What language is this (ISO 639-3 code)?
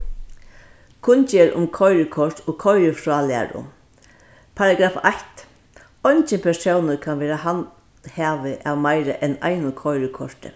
fao